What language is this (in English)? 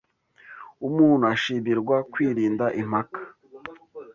Kinyarwanda